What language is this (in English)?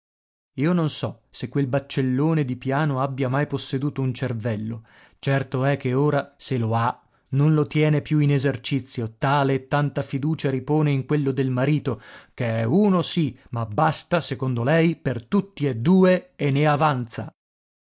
Italian